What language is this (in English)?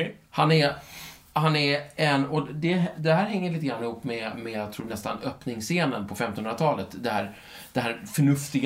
Swedish